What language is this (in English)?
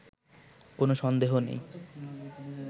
Bangla